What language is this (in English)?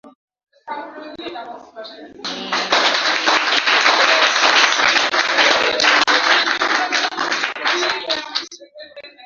Swahili